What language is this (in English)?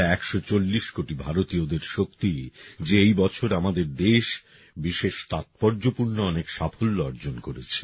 Bangla